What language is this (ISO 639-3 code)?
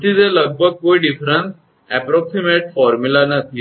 guj